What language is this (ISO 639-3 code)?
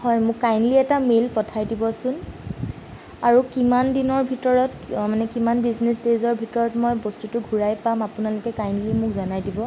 asm